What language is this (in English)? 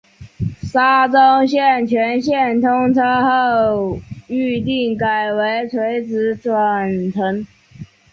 Chinese